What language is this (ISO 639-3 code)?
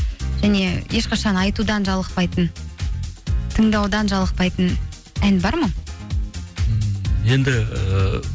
kaz